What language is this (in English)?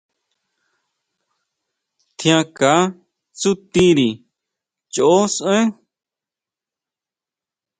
Huautla Mazatec